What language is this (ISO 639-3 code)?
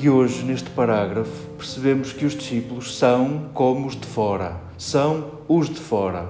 por